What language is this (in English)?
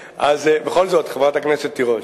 Hebrew